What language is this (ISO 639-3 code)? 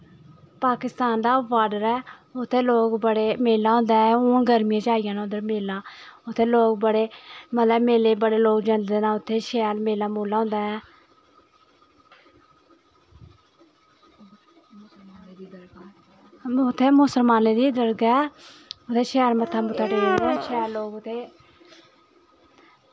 doi